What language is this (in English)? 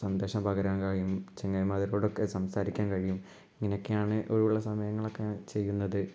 Malayalam